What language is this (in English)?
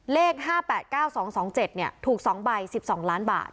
Thai